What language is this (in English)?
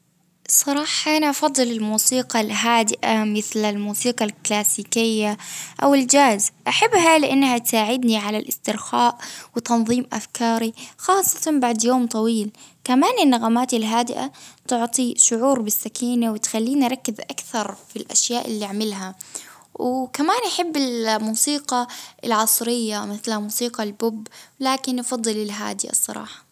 Baharna Arabic